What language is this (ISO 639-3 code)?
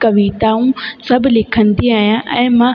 snd